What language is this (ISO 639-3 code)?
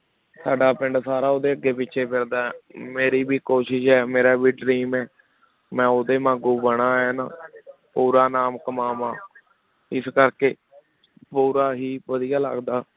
pan